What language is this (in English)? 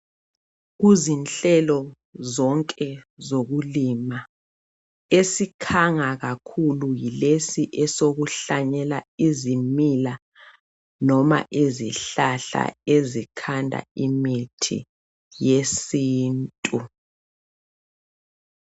North Ndebele